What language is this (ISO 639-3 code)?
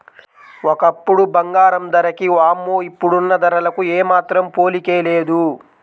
tel